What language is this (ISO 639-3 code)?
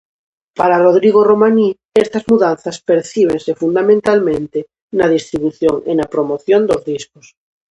glg